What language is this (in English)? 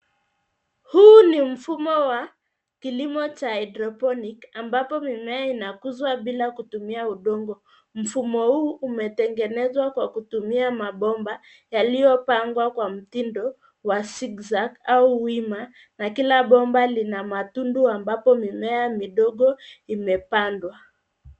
Swahili